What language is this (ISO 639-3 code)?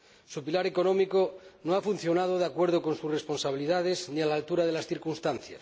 spa